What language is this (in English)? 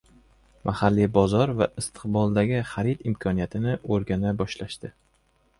Uzbek